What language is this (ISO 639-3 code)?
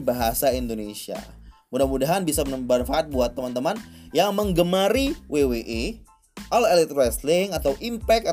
ind